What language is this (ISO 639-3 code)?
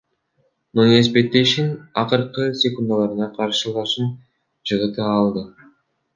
kir